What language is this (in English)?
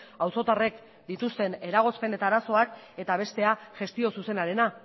Basque